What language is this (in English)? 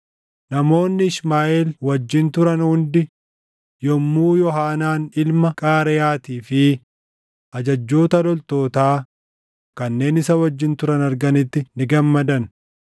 Oromo